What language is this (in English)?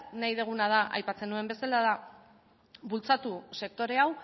Basque